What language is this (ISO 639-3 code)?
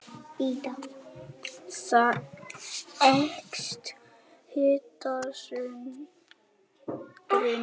isl